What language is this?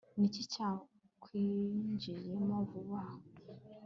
Kinyarwanda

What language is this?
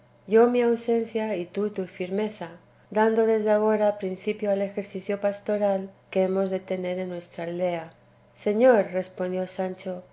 Spanish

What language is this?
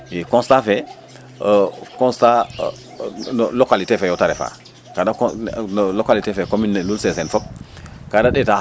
Serer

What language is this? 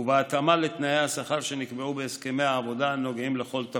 Hebrew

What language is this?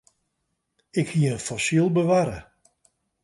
Western Frisian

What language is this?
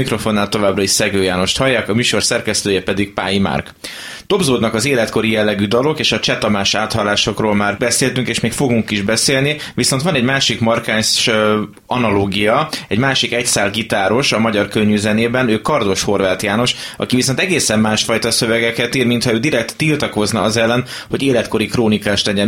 Hungarian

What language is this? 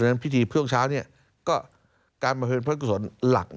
Thai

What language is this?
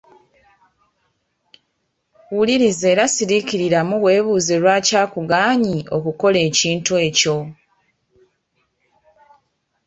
Ganda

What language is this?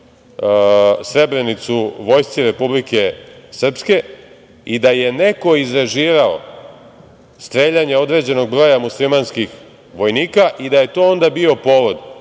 Serbian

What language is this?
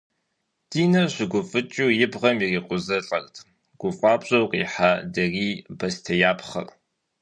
Kabardian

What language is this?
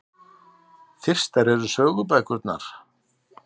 Icelandic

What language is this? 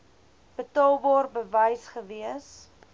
Afrikaans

